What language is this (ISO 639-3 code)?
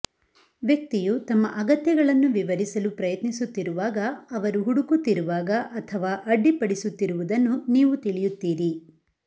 kan